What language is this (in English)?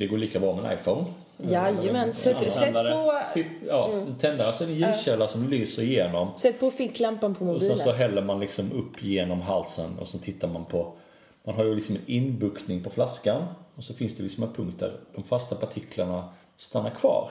Swedish